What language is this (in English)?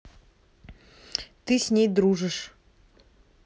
Russian